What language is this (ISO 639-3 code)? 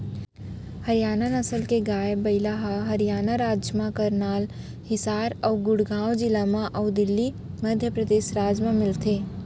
hne